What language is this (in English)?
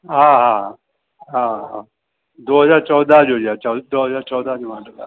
Sindhi